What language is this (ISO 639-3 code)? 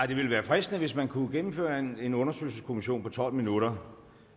dan